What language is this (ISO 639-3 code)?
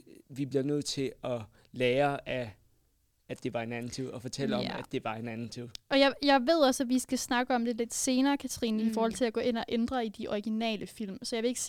dan